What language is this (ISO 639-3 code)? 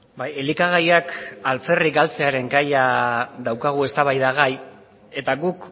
eus